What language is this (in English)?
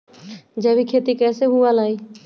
Magahi